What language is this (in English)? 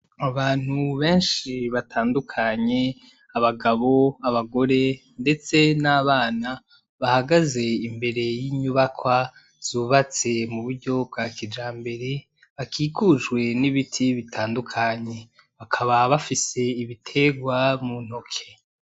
Rundi